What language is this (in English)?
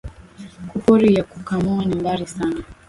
Swahili